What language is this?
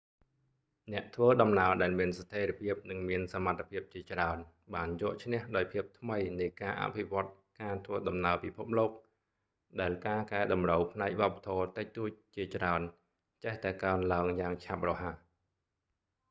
Khmer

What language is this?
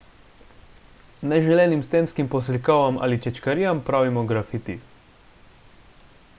Slovenian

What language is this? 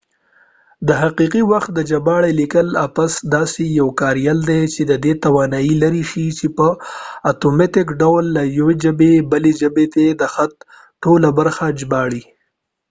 Pashto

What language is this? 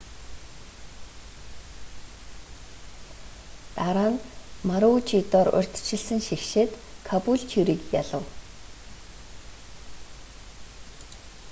Mongolian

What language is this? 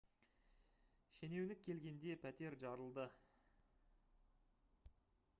Kazakh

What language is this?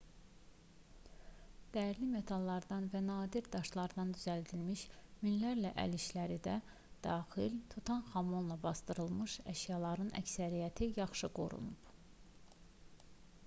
Azerbaijani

